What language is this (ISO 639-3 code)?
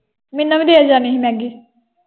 pan